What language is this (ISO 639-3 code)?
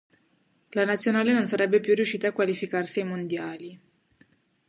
ita